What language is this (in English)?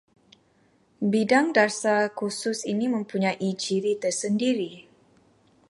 Malay